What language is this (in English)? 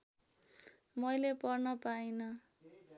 Nepali